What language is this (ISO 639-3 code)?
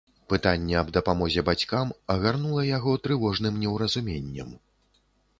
bel